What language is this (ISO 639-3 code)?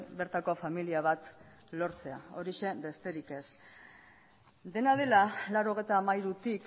eus